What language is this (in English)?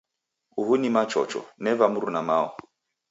Taita